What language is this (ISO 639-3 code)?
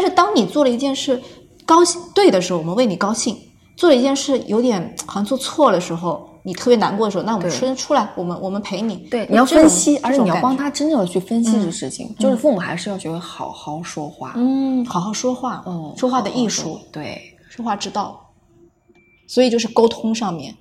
zho